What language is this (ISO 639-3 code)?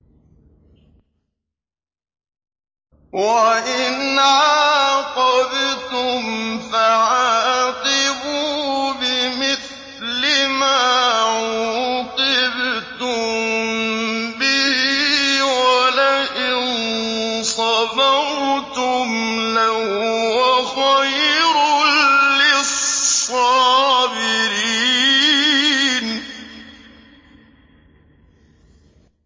ara